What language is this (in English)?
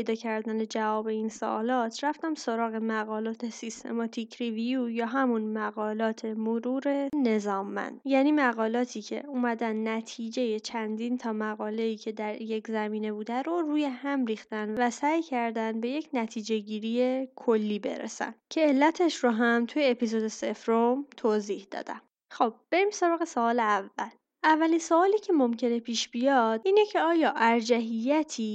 Persian